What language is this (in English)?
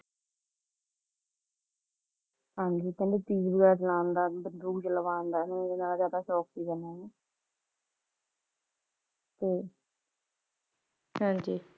Punjabi